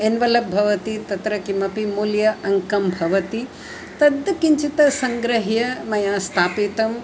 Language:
Sanskrit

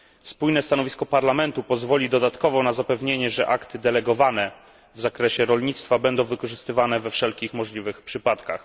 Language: Polish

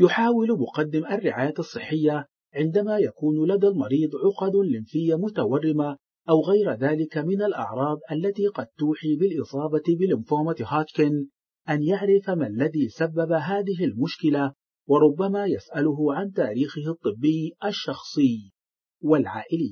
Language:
Arabic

